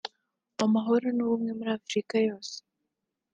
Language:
Kinyarwanda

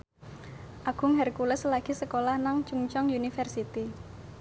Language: Javanese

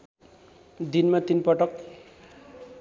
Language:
Nepali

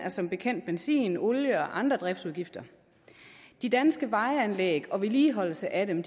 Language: Danish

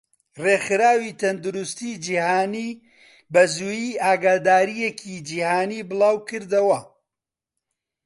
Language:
Central Kurdish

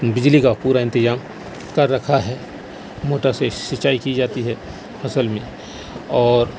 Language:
Urdu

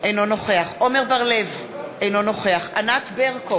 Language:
Hebrew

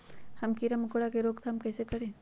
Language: Magahi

